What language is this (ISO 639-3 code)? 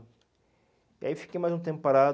por